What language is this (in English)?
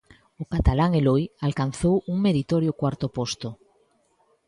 Galician